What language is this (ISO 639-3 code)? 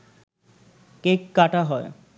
ben